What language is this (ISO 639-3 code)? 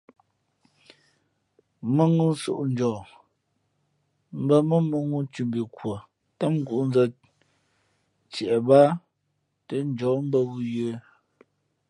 fmp